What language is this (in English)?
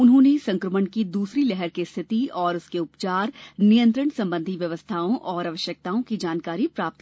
Hindi